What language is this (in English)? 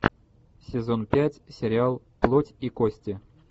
Russian